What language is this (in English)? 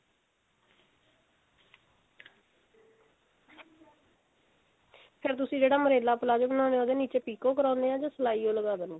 Punjabi